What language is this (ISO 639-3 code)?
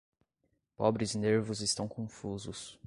por